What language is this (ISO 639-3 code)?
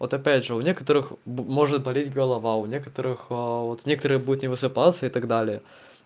rus